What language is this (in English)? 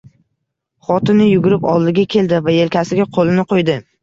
Uzbek